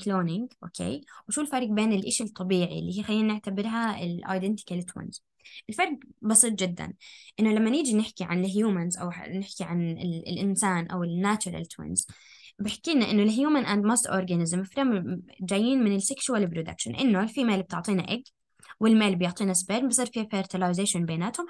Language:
Arabic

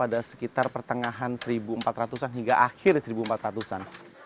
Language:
Indonesian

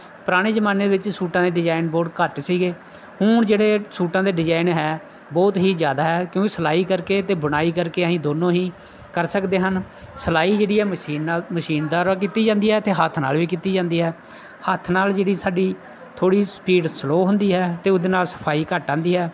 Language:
Punjabi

